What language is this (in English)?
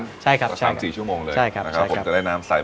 Thai